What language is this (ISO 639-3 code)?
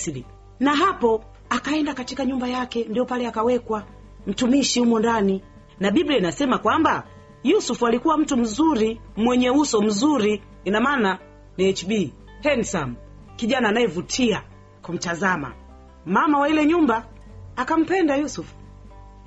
swa